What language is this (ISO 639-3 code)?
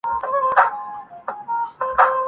urd